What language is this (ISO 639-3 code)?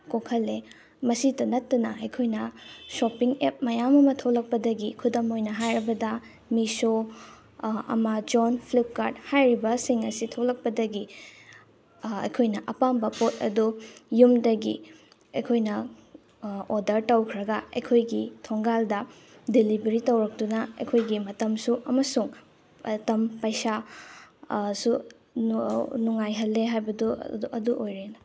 mni